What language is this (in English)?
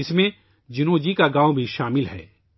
Urdu